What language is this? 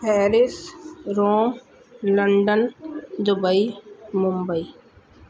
Sindhi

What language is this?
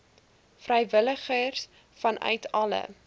Afrikaans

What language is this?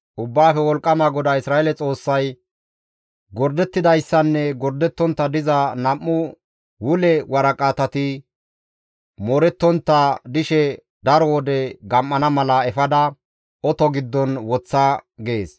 Gamo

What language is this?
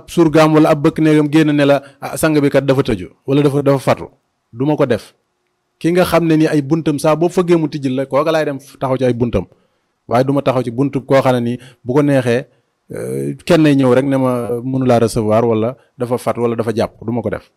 Indonesian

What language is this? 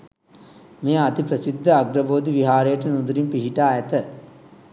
Sinhala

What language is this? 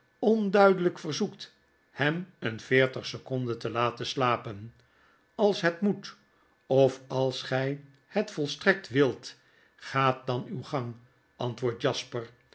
Dutch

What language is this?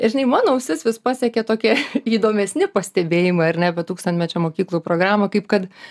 Lithuanian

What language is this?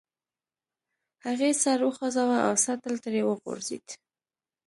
Pashto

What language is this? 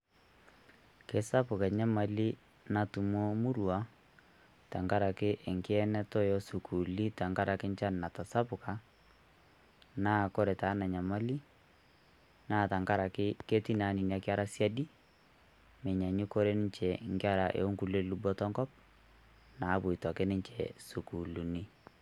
Masai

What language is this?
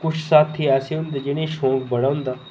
Dogri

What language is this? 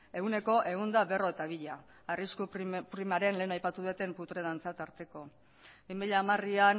Basque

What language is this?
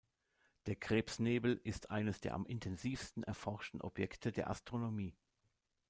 German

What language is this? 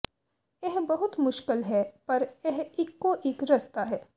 Punjabi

